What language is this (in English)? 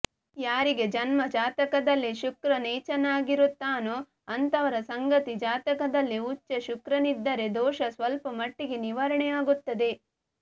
Kannada